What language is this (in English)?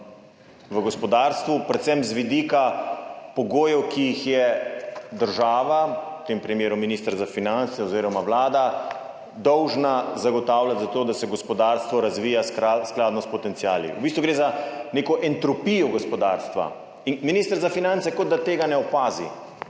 Slovenian